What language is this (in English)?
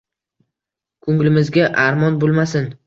Uzbek